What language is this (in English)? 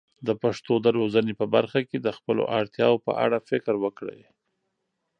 Pashto